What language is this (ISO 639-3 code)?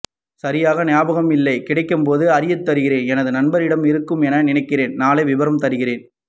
tam